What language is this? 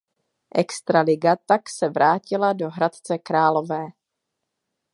Czech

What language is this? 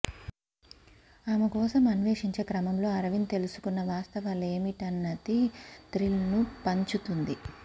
Telugu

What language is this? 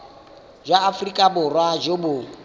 Tswana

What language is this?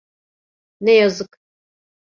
Turkish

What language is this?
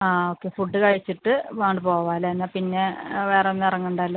Malayalam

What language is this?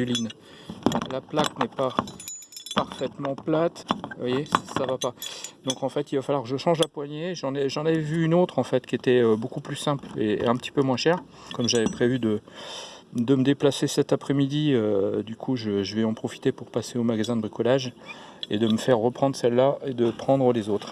French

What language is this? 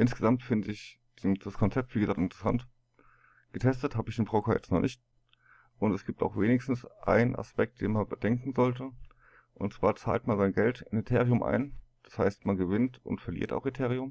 German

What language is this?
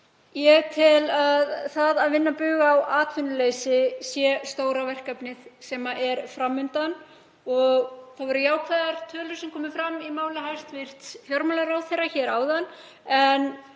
Icelandic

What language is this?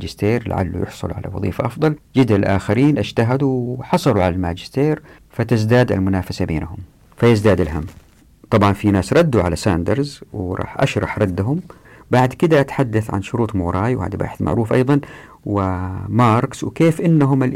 Arabic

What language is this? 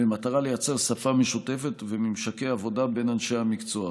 Hebrew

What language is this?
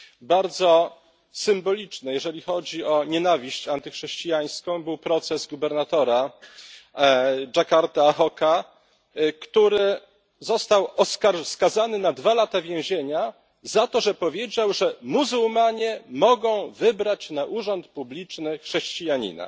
Polish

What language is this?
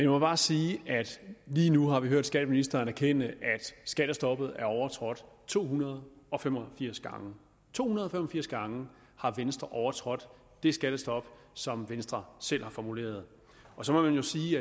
Danish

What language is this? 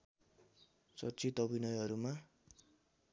Nepali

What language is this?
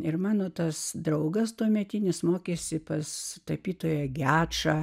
Lithuanian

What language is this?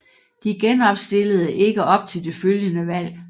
Danish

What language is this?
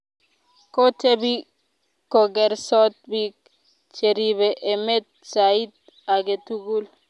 Kalenjin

